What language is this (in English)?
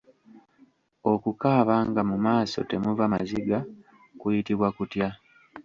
Ganda